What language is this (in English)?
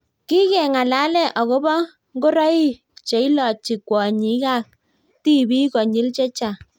Kalenjin